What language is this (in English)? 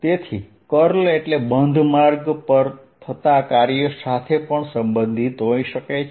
Gujarati